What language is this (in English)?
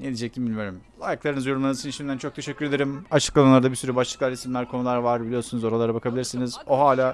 Turkish